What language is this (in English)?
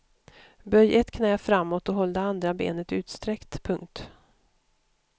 Swedish